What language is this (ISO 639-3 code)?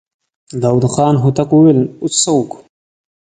pus